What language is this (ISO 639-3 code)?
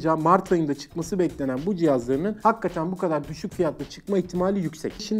tur